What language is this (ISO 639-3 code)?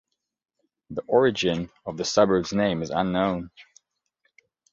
eng